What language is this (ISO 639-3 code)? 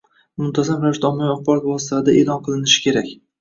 uzb